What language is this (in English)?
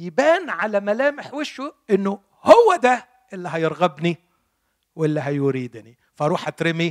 Arabic